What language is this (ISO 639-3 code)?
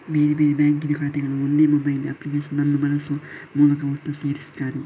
kan